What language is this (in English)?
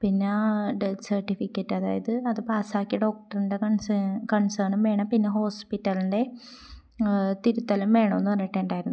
Malayalam